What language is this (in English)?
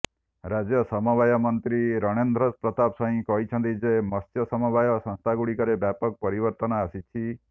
Odia